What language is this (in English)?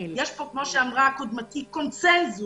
Hebrew